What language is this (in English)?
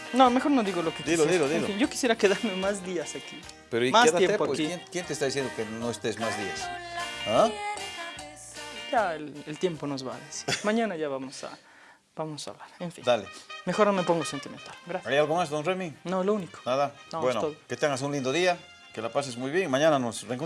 Spanish